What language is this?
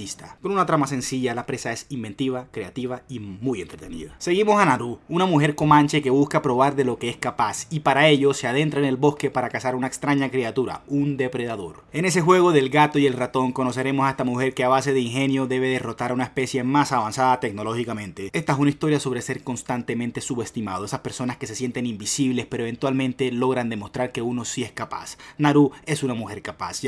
Spanish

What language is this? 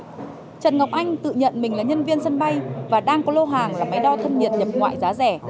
Vietnamese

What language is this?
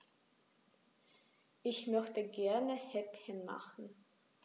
German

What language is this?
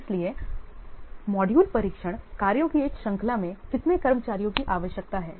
Hindi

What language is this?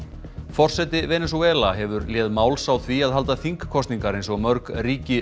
Icelandic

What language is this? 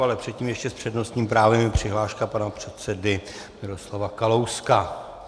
Czech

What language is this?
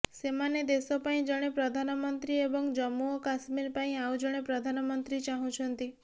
Odia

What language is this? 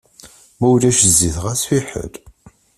Kabyle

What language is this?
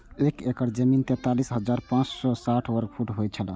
Maithili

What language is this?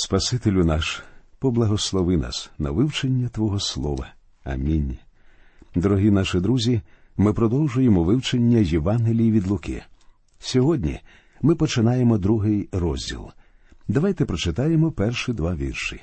Ukrainian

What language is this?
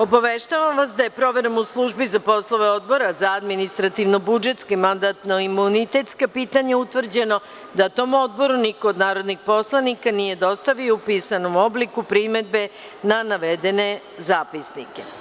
Serbian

